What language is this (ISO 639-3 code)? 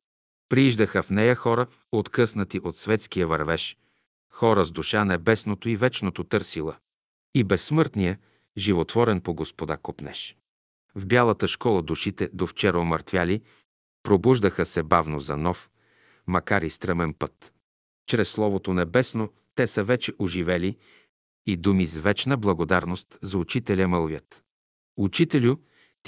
bul